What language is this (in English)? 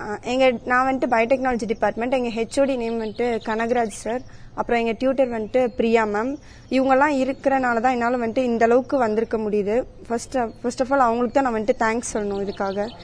Tamil